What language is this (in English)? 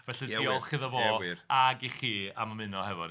Welsh